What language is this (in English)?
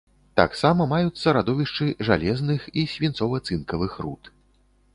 Belarusian